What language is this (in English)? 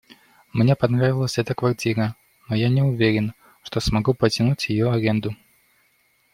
Russian